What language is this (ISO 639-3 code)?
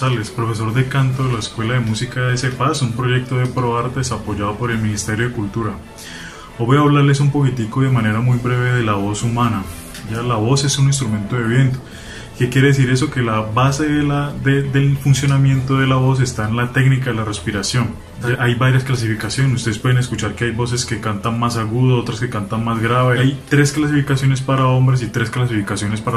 spa